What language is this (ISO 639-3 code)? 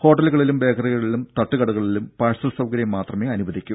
mal